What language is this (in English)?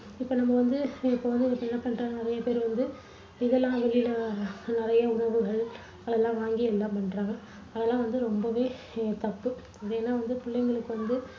Tamil